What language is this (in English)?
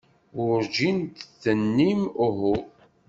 Kabyle